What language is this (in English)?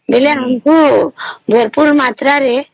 Odia